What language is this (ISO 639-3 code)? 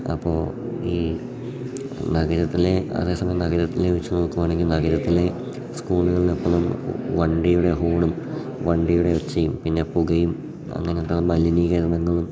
mal